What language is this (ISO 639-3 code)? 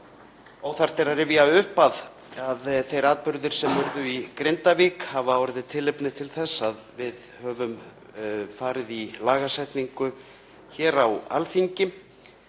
isl